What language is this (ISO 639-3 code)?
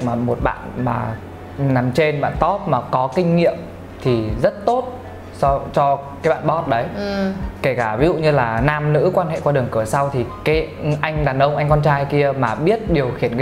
vie